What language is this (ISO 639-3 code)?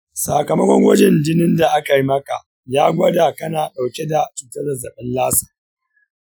hau